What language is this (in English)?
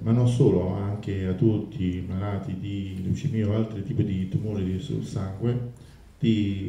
Italian